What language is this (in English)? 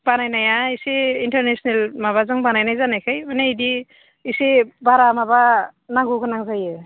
Bodo